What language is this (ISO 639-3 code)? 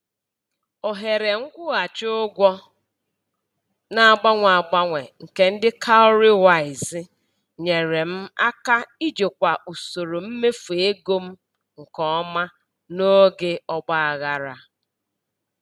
ibo